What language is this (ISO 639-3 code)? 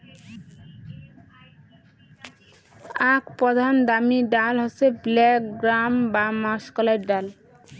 ben